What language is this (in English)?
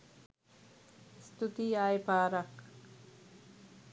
Sinhala